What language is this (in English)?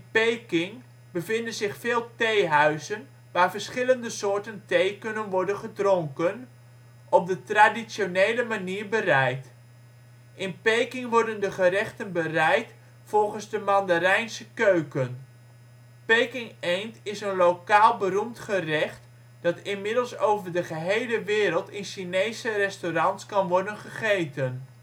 Dutch